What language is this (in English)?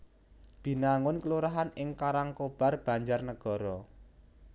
Javanese